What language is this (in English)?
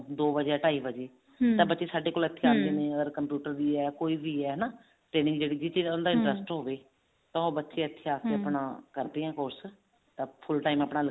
Punjabi